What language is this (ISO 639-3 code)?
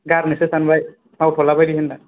brx